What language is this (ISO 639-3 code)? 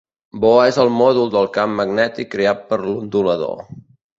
cat